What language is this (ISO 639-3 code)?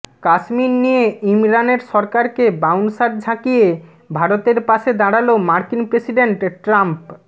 ben